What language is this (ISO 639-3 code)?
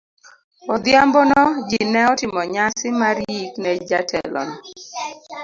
luo